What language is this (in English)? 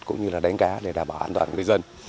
Vietnamese